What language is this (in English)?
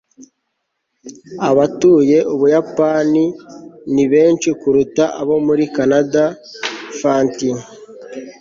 Kinyarwanda